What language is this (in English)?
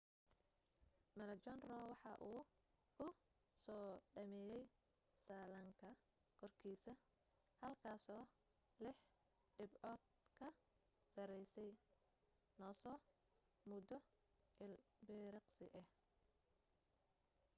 Somali